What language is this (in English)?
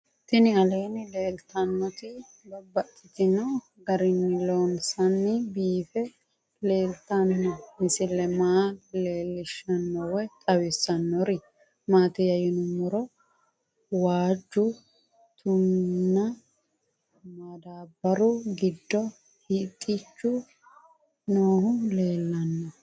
Sidamo